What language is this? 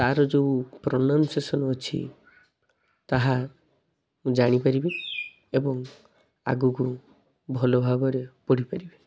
Odia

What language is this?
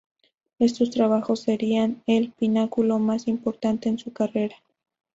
Spanish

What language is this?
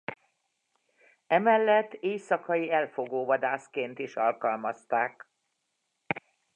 Hungarian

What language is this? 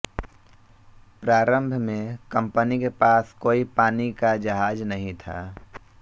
Hindi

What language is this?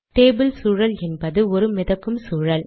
Tamil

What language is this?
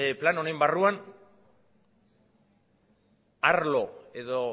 Basque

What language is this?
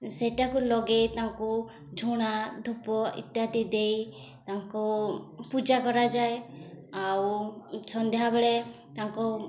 Odia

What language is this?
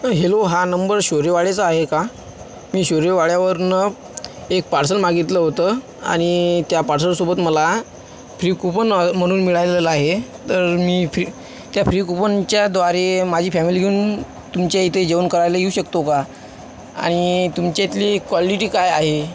Marathi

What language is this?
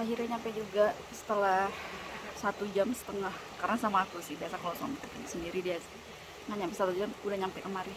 Indonesian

